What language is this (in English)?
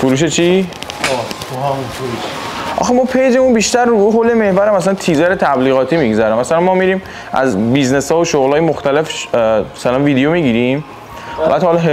Persian